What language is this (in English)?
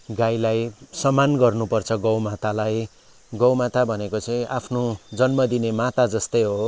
Nepali